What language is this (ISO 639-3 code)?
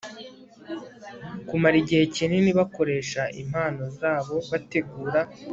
kin